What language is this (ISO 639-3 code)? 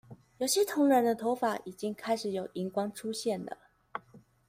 zho